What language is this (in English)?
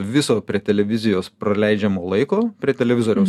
Lithuanian